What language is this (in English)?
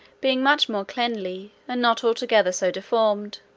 English